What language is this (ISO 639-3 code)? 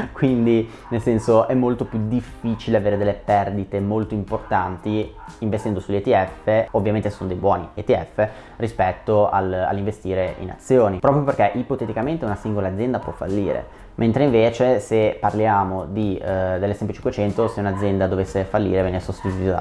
ita